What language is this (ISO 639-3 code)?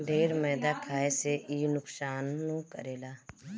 bho